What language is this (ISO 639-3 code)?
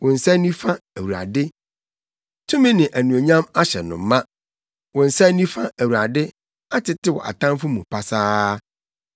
aka